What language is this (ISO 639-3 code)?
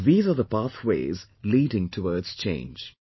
eng